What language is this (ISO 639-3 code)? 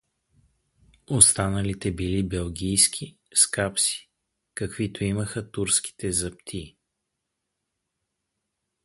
bul